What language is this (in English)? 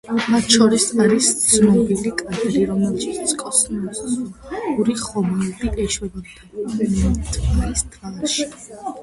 Georgian